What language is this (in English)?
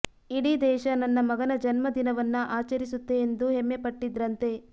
Kannada